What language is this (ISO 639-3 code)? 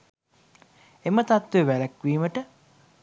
sin